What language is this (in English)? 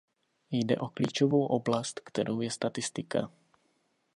Czech